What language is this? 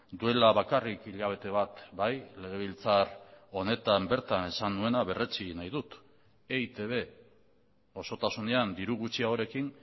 Basque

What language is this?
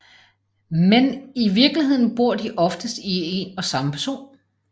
Danish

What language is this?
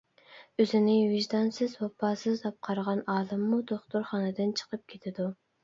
Uyghur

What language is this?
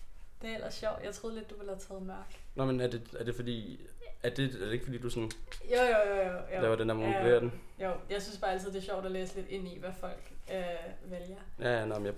Danish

